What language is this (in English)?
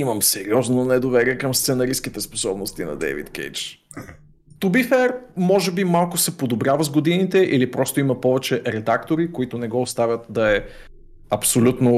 Bulgarian